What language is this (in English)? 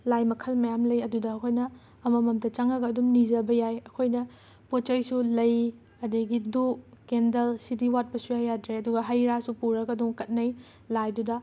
Manipuri